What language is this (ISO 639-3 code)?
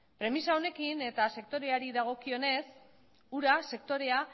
eus